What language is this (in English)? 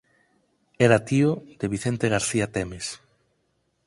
Galician